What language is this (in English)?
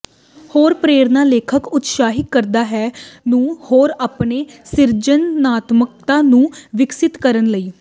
Punjabi